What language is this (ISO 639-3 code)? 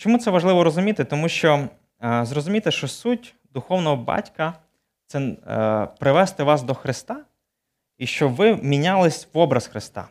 ukr